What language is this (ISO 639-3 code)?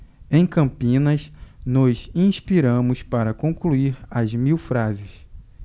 por